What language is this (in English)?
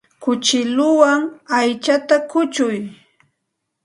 Santa Ana de Tusi Pasco Quechua